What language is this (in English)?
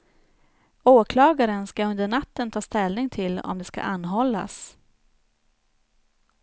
Swedish